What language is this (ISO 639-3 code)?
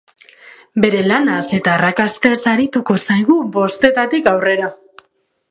eus